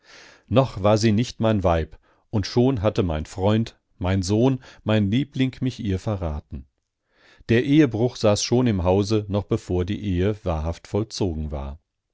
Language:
German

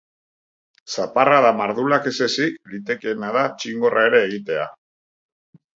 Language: Basque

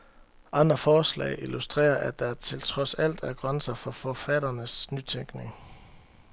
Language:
Danish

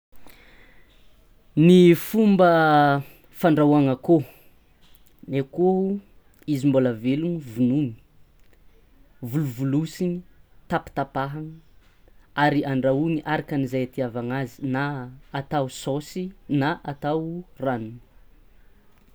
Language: Tsimihety Malagasy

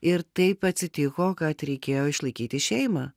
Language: Lithuanian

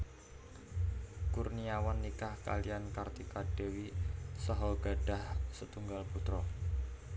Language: Javanese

